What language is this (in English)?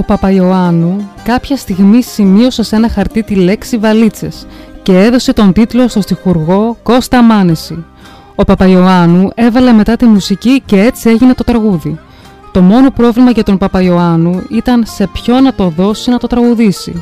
Greek